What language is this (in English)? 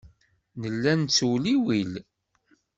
Kabyle